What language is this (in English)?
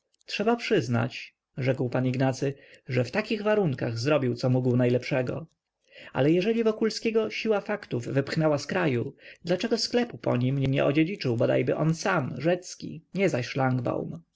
Polish